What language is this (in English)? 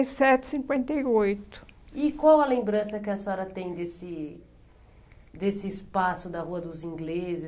Portuguese